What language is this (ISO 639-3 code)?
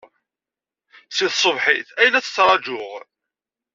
kab